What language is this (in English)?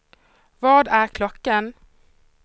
Swedish